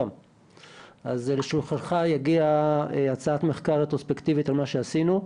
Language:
Hebrew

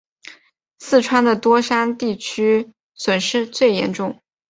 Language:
Chinese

